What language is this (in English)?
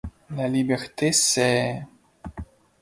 French